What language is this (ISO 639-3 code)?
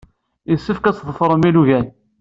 kab